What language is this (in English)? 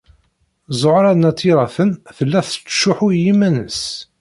Kabyle